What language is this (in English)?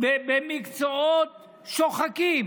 Hebrew